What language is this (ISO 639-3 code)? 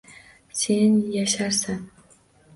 uzb